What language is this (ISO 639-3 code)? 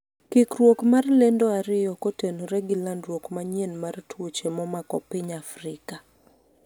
luo